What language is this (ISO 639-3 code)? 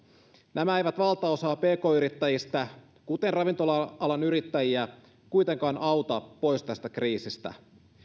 fin